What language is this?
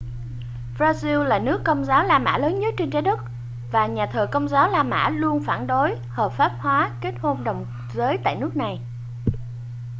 Vietnamese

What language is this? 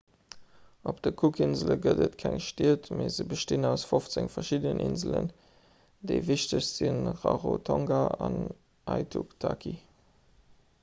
Luxembourgish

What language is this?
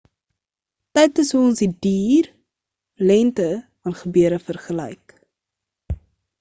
Afrikaans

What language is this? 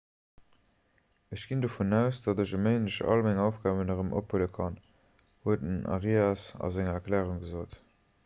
Luxembourgish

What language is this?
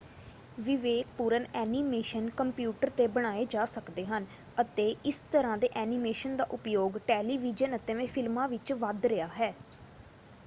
Punjabi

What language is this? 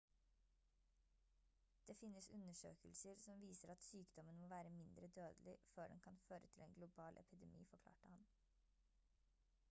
Norwegian Bokmål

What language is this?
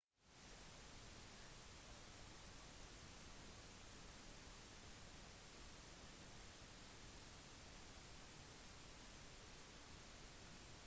Norwegian Bokmål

